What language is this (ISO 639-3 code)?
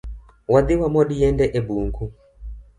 luo